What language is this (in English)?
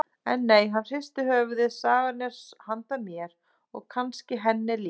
Icelandic